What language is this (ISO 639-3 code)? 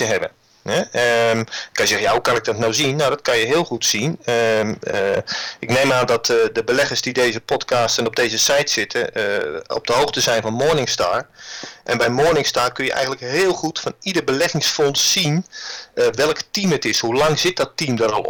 nld